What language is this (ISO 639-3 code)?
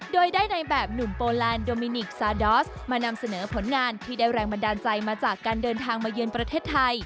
tha